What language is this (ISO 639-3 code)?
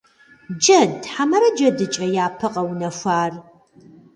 kbd